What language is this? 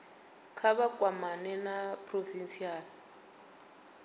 Venda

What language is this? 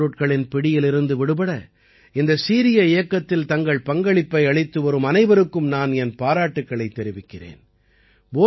Tamil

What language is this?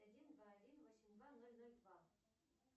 Russian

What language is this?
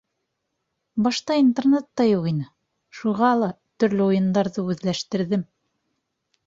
Bashkir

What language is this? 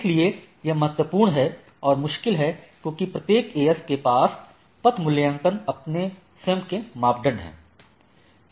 Hindi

